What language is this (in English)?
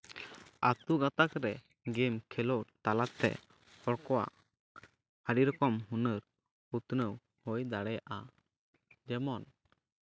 Santali